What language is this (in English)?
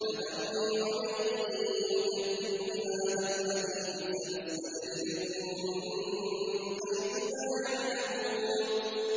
Arabic